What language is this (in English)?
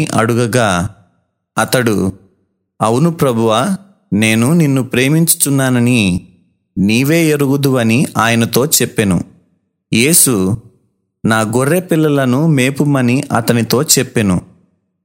Telugu